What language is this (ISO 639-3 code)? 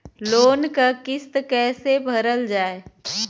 bho